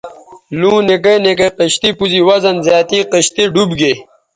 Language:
Bateri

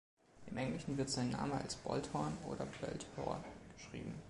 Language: German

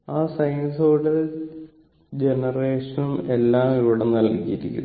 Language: Malayalam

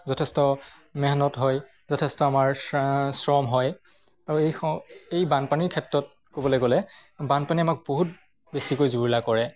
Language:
Assamese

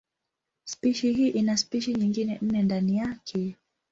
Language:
Swahili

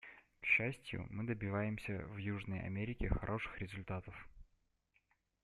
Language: Russian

